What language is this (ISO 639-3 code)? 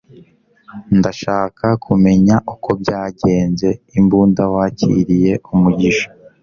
kin